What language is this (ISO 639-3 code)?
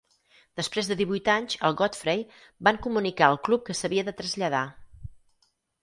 cat